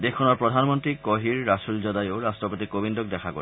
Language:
Assamese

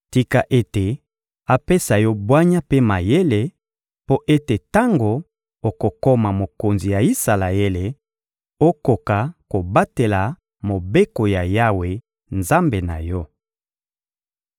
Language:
Lingala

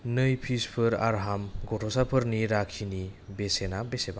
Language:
Bodo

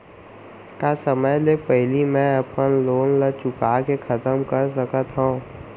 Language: Chhattisgarhi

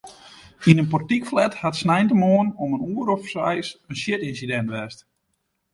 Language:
Western Frisian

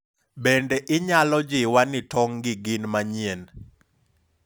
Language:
Luo (Kenya and Tanzania)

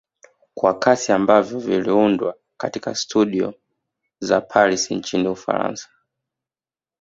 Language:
Swahili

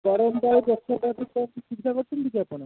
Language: Odia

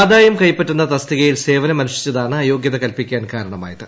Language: Malayalam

